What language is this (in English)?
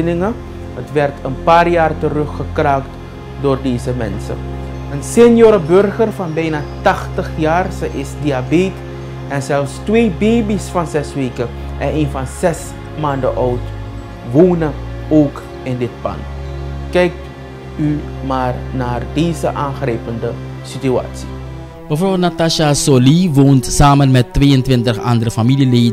Dutch